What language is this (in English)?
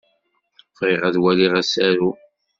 Kabyle